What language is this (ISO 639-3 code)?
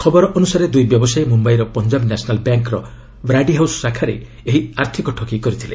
ori